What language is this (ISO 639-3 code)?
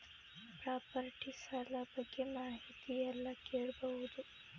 kan